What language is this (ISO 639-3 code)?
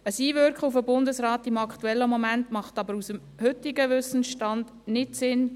gsw